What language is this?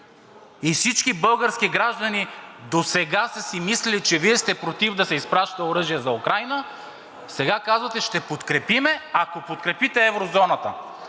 Bulgarian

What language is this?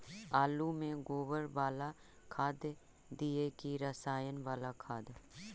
Magahi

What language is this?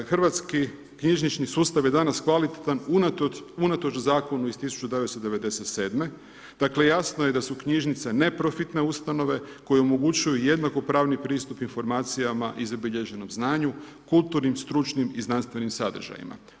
Croatian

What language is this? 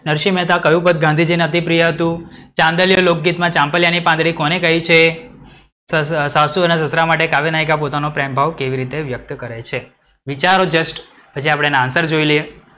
Gujarati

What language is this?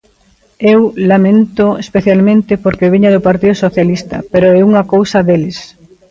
Galician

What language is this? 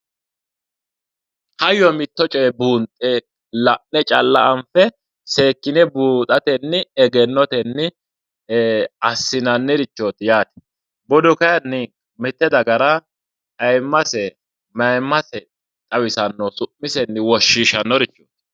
Sidamo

